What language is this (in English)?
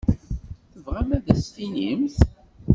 Kabyle